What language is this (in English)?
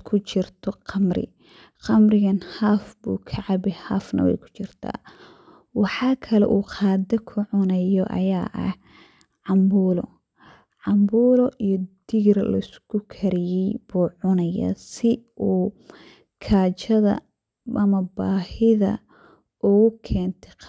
Somali